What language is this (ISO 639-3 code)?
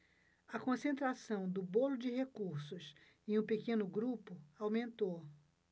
por